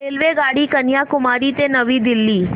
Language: Marathi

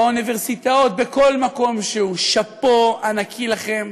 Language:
Hebrew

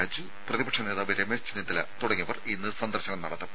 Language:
Malayalam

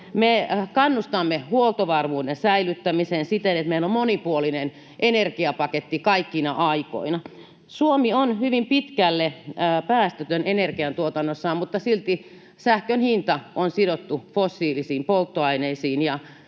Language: Finnish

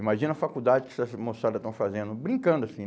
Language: Portuguese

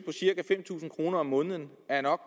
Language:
Danish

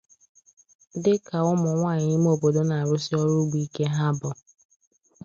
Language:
Igbo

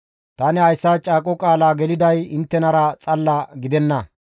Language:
Gamo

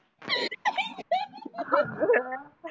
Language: Marathi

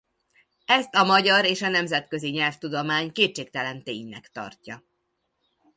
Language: Hungarian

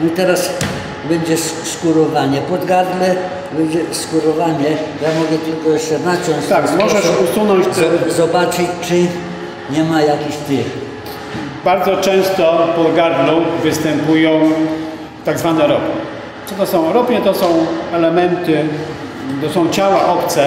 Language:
Polish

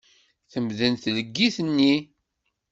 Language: Kabyle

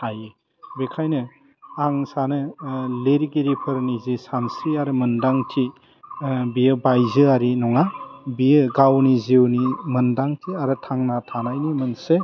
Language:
Bodo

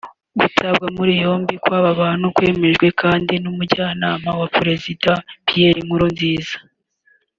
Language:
Kinyarwanda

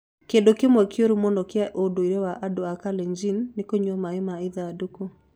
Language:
Kikuyu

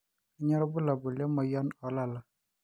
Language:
Masai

